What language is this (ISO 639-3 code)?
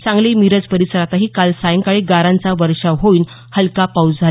mar